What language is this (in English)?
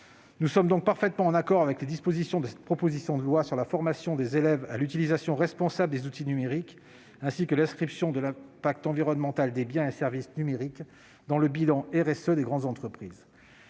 French